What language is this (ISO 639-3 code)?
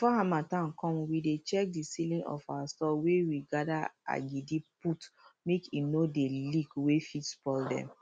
pcm